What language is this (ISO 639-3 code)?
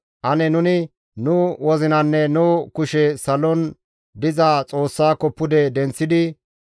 gmv